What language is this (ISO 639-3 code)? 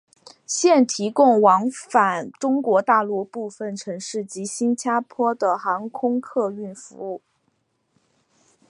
zho